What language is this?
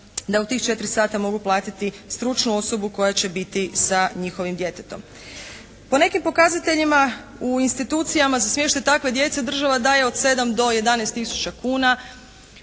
Croatian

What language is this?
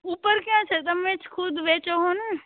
Gujarati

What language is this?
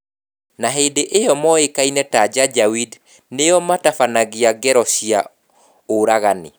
Kikuyu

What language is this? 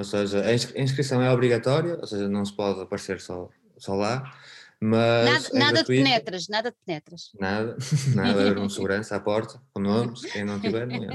Portuguese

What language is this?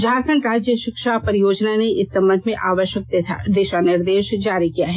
Hindi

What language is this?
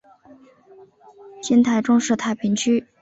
Chinese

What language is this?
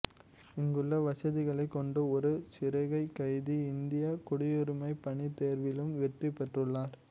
Tamil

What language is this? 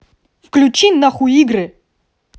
Russian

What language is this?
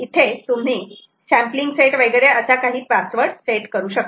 Marathi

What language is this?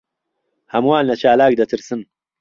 Central Kurdish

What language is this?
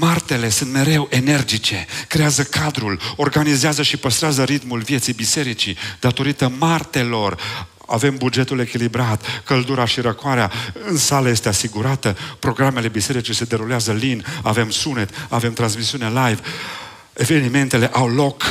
Romanian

